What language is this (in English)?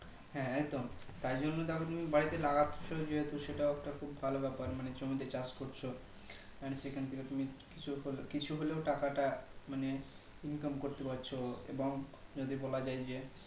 Bangla